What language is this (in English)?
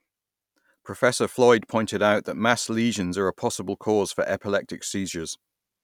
English